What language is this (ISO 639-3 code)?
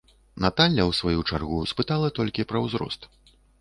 bel